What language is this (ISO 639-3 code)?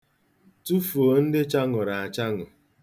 ibo